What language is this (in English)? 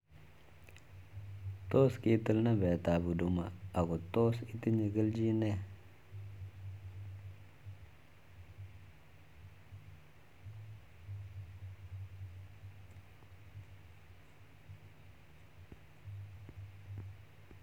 Kalenjin